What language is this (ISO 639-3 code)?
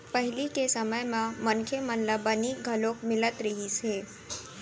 hne